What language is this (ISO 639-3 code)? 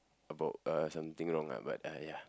eng